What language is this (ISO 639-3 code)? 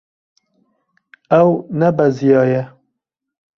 kur